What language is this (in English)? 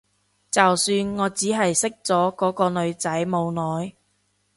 Cantonese